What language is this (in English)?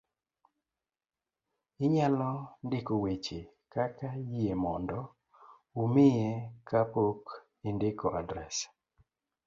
Luo (Kenya and Tanzania)